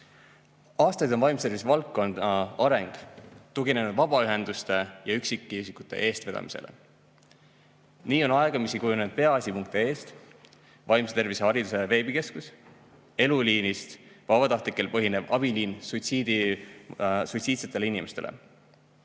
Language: Estonian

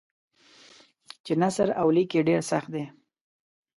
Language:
Pashto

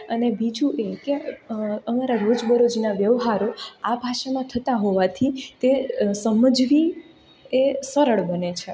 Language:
Gujarati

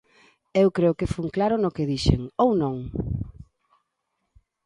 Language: Galician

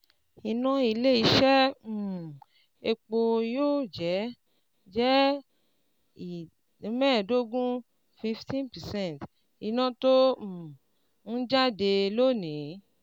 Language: Yoruba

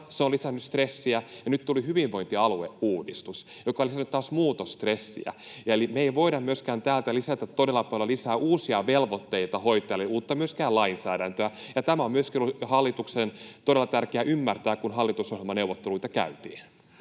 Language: Finnish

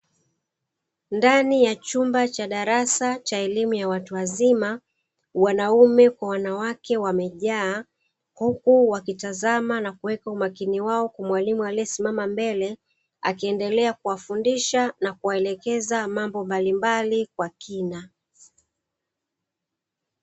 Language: Swahili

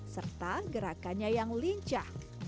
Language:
Indonesian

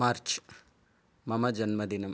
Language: Sanskrit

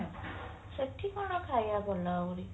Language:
Odia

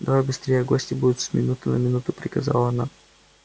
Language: Russian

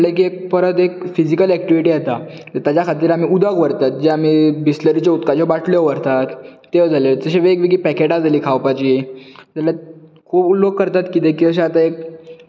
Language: Konkani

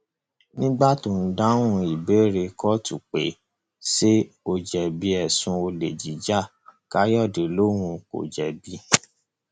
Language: Yoruba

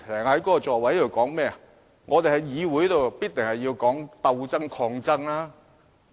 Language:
Cantonese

